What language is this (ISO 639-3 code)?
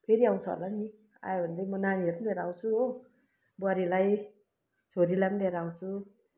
nep